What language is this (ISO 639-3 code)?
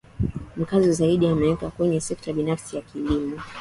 swa